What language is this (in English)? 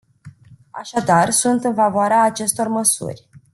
Romanian